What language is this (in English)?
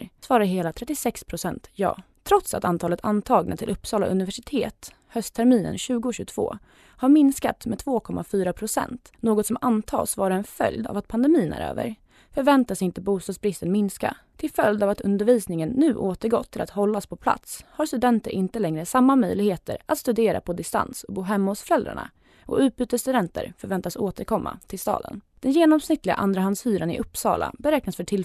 Swedish